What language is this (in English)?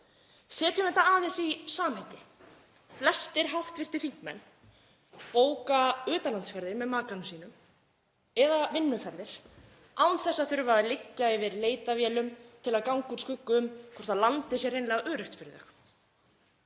Icelandic